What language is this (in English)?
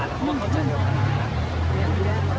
Thai